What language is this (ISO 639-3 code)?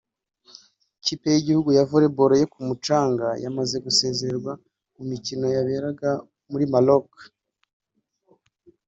kin